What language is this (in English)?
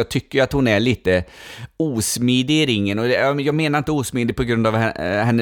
Swedish